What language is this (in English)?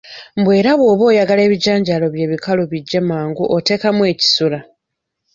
Ganda